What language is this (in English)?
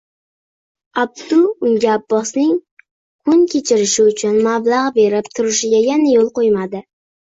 Uzbek